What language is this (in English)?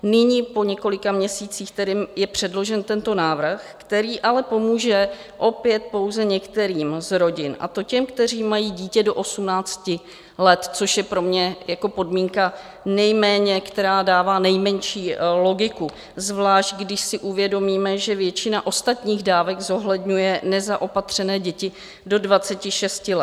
Czech